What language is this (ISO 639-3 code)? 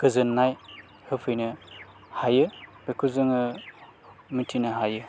brx